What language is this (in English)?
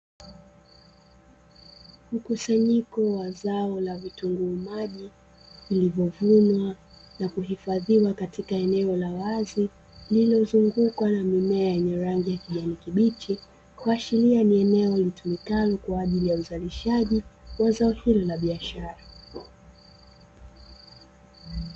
Swahili